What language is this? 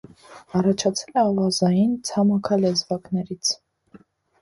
Armenian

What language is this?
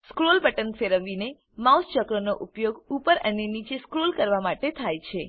Gujarati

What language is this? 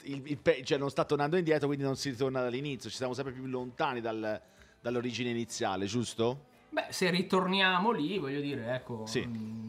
Italian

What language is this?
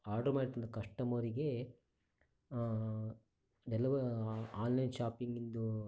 Kannada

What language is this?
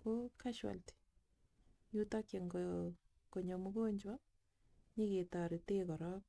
Kalenjin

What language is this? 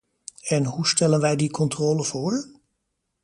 Dutch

